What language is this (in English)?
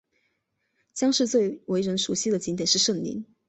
Chinese